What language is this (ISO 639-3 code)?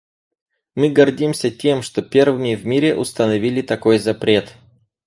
rus